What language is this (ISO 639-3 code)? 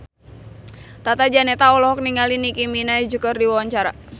sun